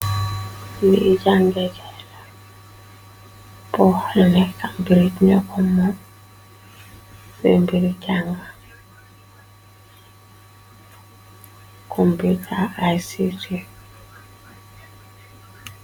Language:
Wolof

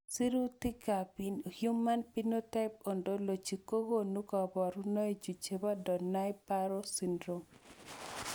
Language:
Kalenjin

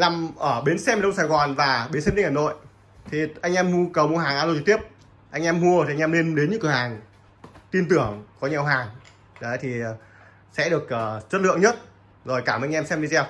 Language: Vietnamese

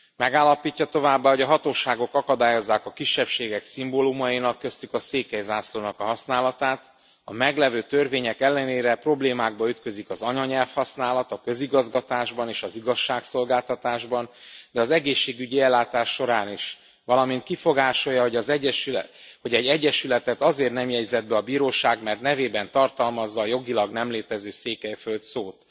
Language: Hungarian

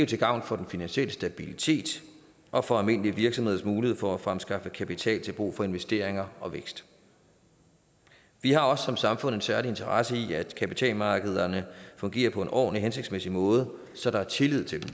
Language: Danish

